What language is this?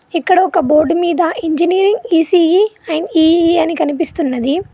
Telugu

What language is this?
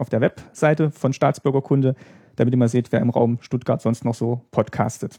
German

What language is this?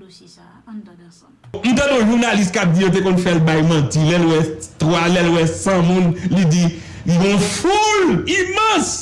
French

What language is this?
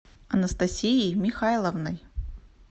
Russian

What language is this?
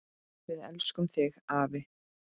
Icelandic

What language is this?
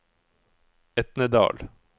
Norwegian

